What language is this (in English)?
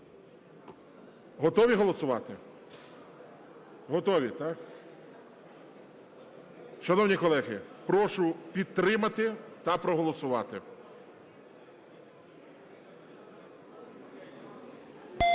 Ukrainian